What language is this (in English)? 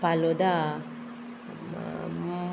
Konkani